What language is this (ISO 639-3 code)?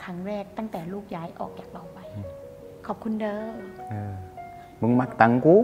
tha